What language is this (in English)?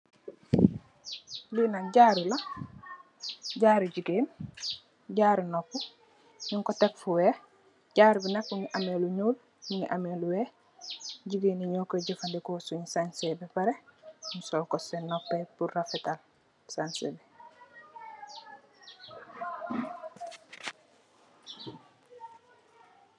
Wolof